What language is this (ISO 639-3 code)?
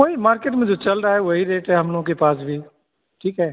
hin